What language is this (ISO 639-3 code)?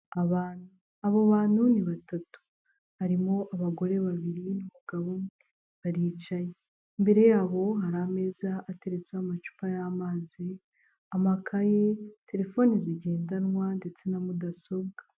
kin